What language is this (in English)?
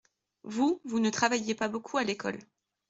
French